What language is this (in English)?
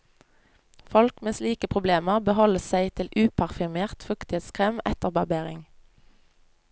Norwegian